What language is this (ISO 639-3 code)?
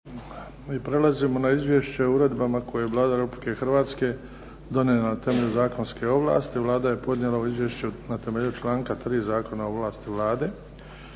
hrv